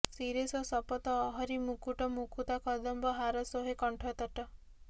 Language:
Odia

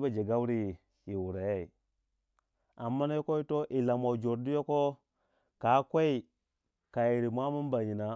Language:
Waja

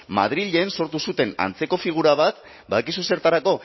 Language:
Basque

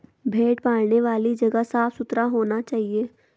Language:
Hindi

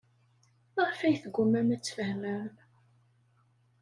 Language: Kabyle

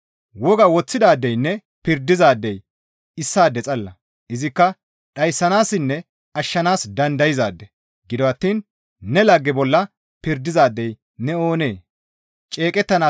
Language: Gamo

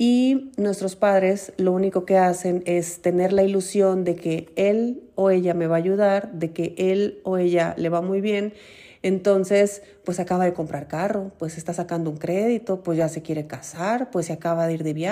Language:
Spanish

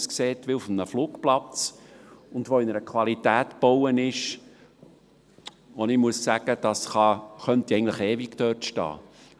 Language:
Swiss German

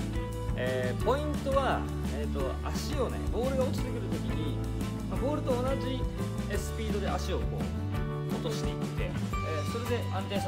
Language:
Japanese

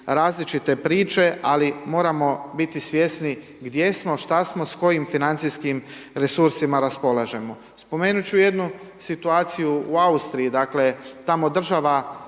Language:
Croatian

